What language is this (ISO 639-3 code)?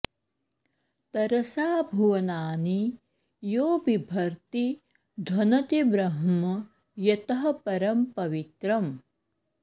san